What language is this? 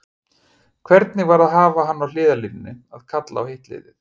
Icelandic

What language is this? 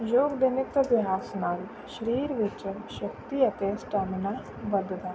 Punjabi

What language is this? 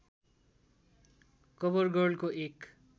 Nepali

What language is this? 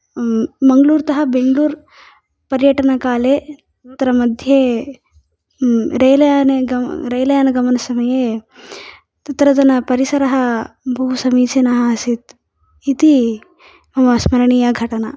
Sanskrit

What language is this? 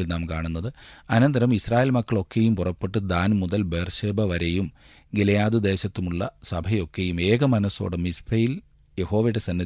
Malayalam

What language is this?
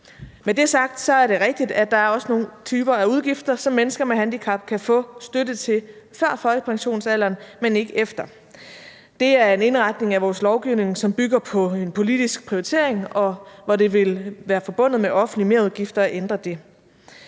Danish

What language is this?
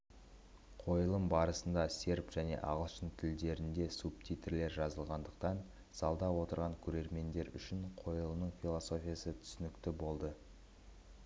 Kazakh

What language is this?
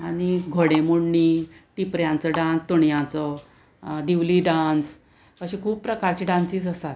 Konkani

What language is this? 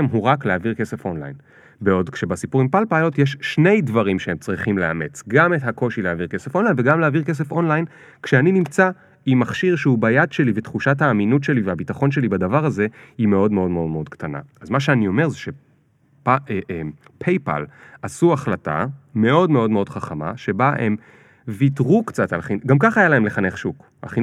Hebrew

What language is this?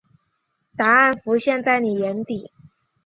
Chinese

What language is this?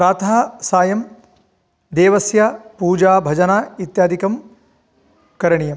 Sanskrit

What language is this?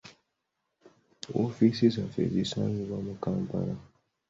Ganda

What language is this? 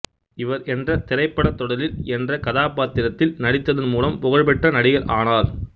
Tamil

